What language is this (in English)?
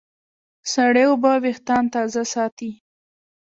Pashto